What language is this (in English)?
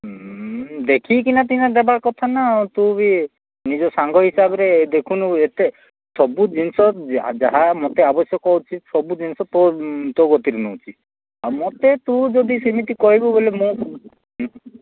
Odia